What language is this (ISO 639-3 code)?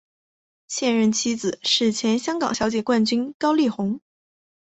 zho